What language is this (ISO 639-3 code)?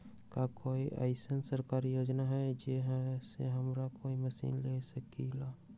mag